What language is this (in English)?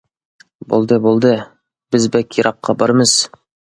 Uyghur